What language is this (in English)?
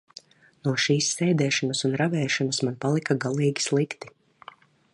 Latvian